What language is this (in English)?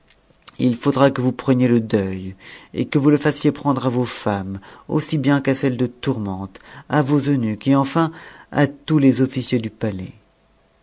French